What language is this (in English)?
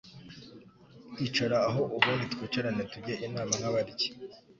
Kinyarwanda